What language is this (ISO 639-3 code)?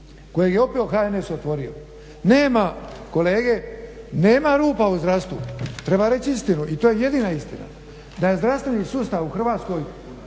hrv